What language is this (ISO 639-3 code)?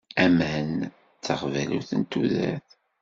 kab